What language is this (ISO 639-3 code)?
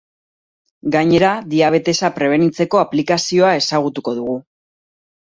eus